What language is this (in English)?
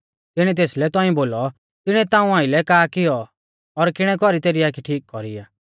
Mahasu Pahari